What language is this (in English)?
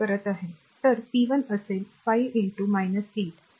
Marathi